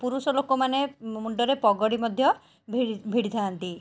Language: Odia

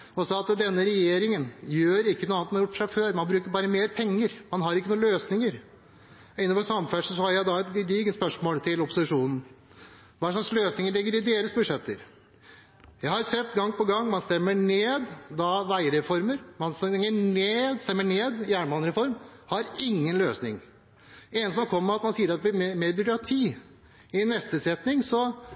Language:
Norwegian Bokmål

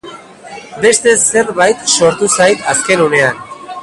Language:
Basque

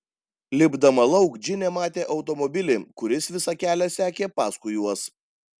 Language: Lithuanian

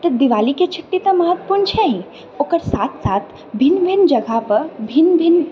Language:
Maithili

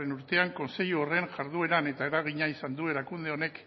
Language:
Basque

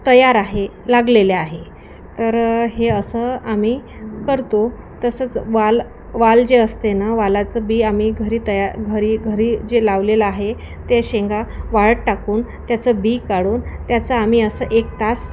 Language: Marathi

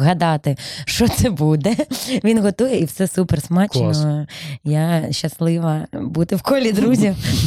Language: Ukrainian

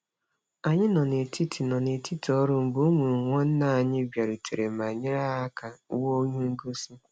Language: Igbo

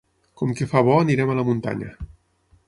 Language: Catalan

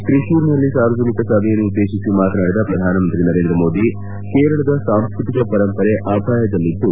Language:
Kannada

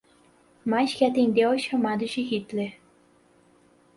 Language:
Portuguese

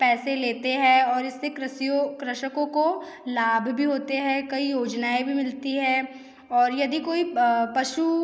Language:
Hindi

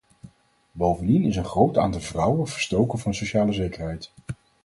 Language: Dutch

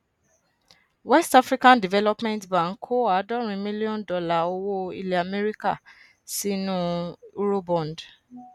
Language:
Yoruba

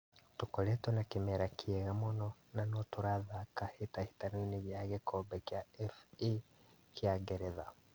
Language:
Kikuyu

